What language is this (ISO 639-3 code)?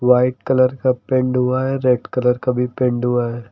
hin